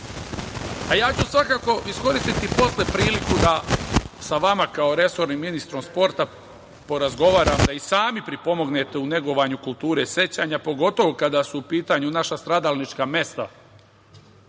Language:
Serbian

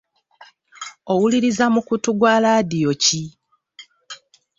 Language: Ganda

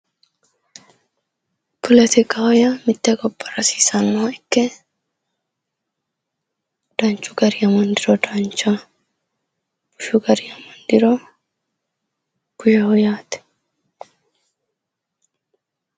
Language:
Sidamo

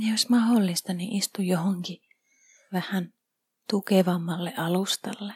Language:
Finnish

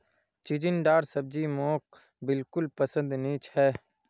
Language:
Magahi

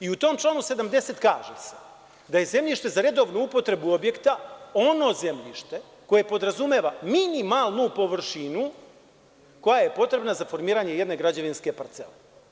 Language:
Serbian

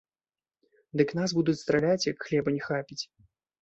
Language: Belarusian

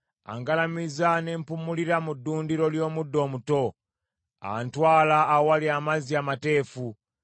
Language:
Ganda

